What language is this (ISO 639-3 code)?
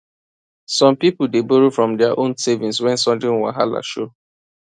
pcm